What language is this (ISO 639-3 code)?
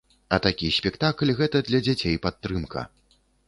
bel